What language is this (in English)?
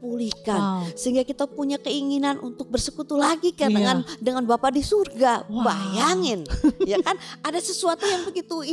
Indonesian